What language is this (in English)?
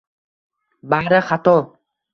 Uzbek